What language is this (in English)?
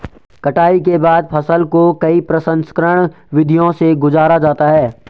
Hindi